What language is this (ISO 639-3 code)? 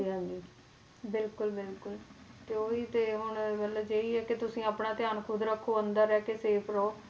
pan